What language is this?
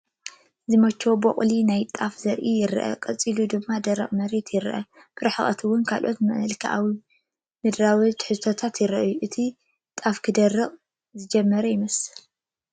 Tigrinya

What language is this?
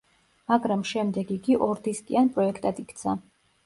Georgian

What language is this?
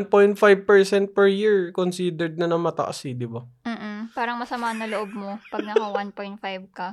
Filipino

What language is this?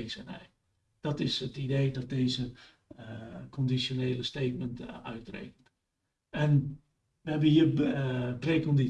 Dutch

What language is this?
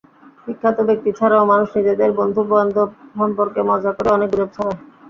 Bangla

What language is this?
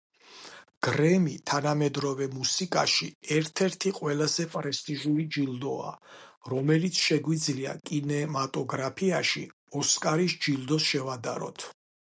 Georgian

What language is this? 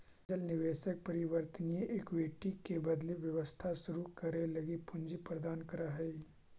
Magahi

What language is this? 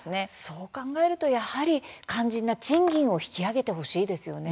Japanese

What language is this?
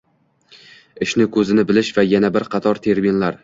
Uzbek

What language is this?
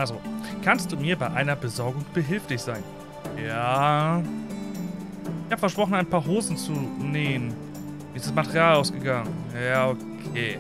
German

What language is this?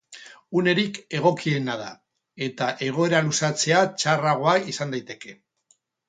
Basque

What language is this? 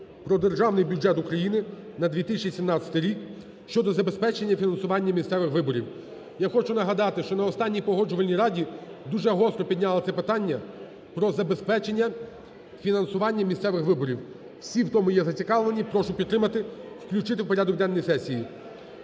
Ukrainian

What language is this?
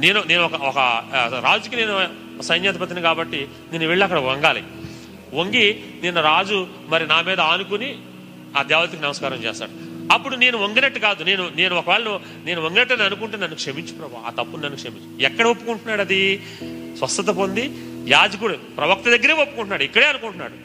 Telugu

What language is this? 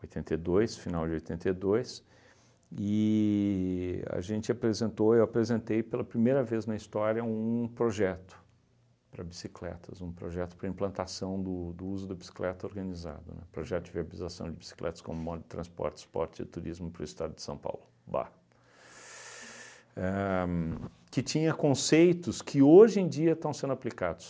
Portuguese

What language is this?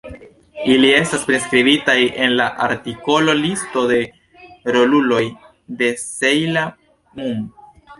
Esperanto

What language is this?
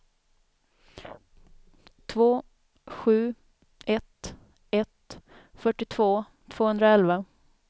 Swedish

